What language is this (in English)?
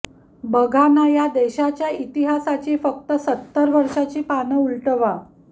Marathi